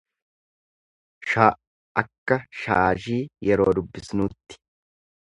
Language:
Oromo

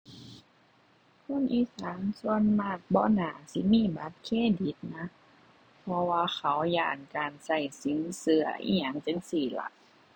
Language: Thai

